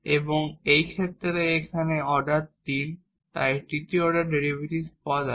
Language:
Bangla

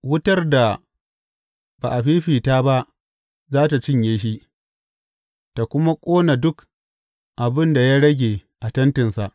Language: Hausa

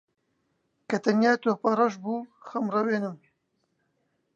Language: Central Kurdish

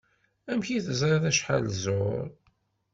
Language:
Kabyle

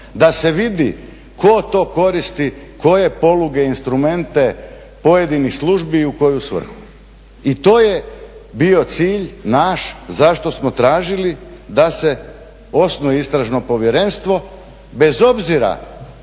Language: Croatian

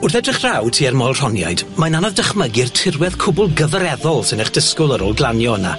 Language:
Welsh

